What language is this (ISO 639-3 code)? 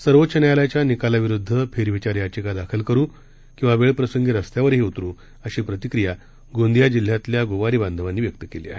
mar